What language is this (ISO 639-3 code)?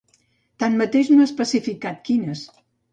cat